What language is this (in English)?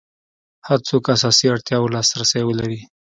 Pashto